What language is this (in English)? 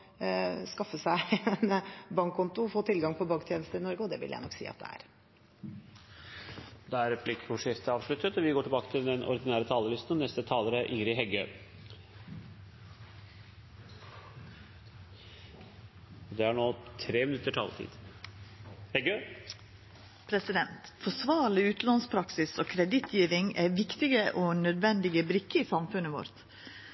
Norwegian